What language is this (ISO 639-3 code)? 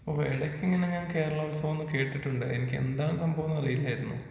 mal